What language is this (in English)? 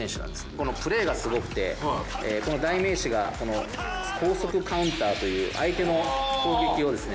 Japanese